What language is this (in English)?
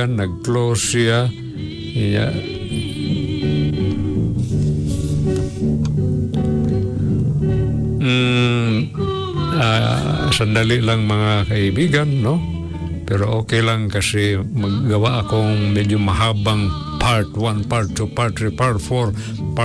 Filipino